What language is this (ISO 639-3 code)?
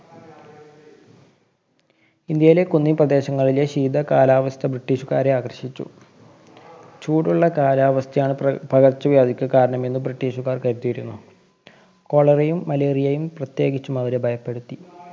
mal